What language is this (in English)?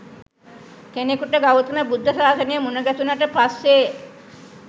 Sinhala